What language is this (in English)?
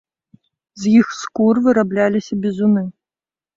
Belarusian